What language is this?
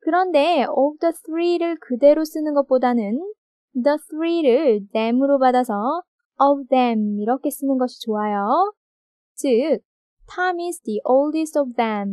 Korean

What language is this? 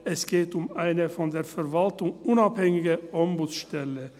Swiss German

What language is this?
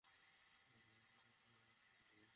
Bangla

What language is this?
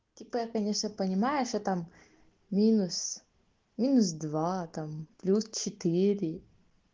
Russian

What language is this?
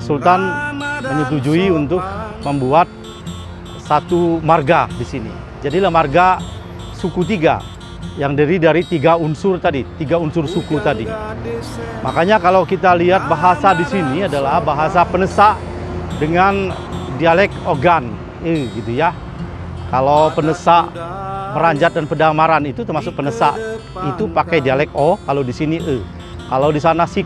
Indonesian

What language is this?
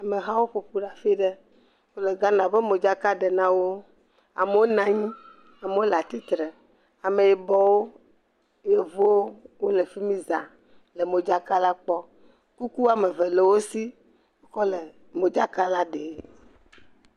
Ewe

